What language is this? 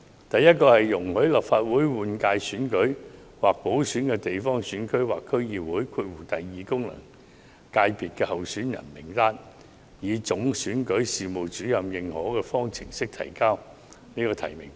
Cantonese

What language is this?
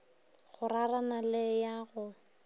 Northern Sotho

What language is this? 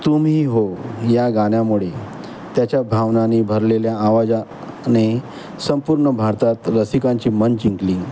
Marathi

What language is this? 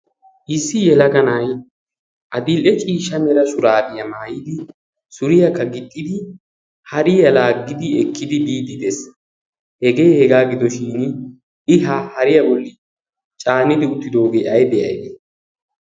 Wolaytta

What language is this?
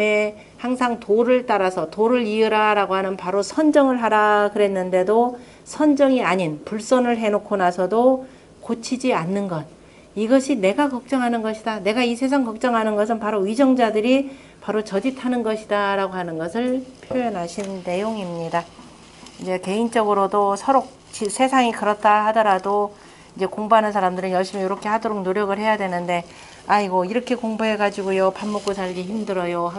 Korean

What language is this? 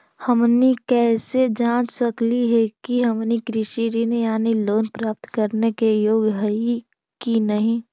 Magahi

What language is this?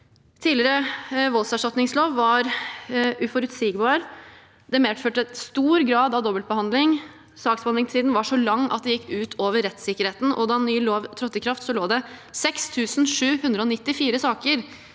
Norwegian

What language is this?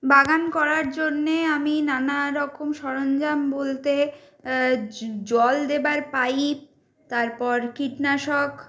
Bangla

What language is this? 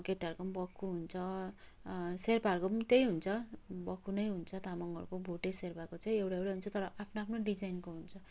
Nepali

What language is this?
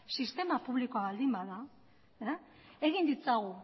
Basque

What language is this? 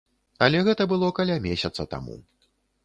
Belarusian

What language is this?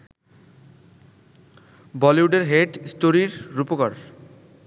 Bangla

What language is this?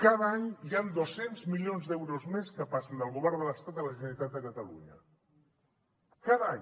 Catalan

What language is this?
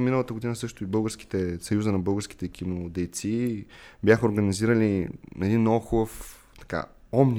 Bulgarian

